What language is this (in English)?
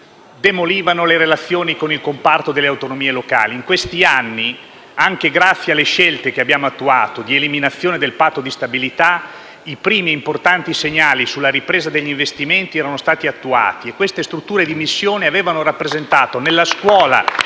Italian